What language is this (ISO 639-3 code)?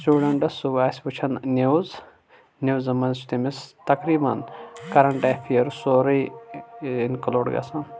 kas